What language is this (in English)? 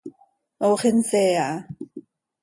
Seri